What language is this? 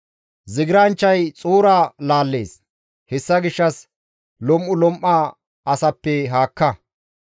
Gamo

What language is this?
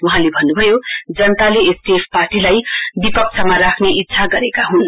Nepali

